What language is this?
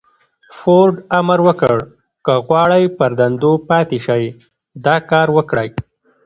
Pashto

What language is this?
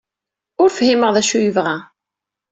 Kabyle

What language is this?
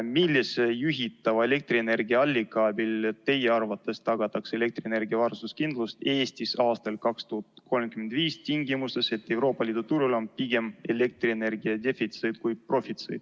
Estonian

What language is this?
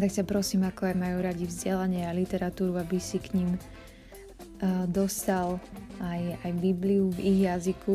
Slovak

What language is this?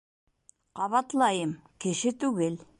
Bashkir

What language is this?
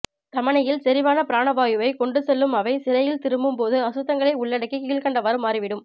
Tamil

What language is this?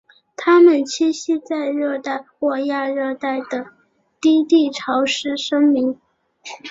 Chinese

